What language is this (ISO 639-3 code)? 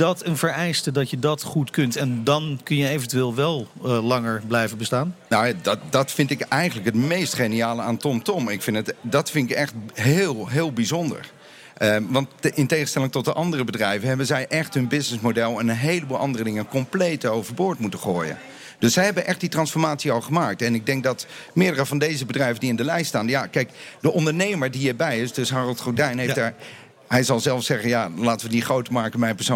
nld